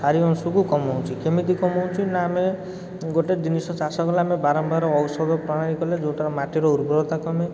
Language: Odia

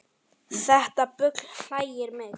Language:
Icelandic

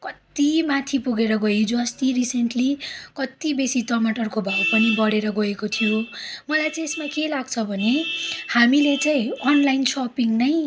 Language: Nepali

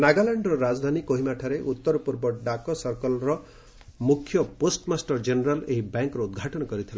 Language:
Odia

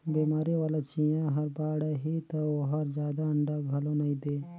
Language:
Chhattisgarhi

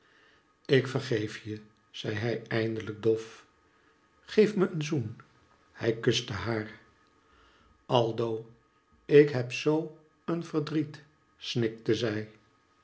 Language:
Dutch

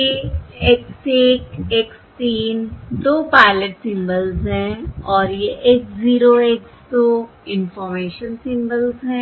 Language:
Hindi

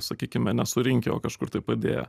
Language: Lithuanian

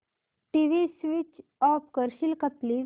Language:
Marathi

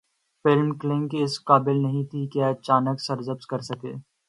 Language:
Urdu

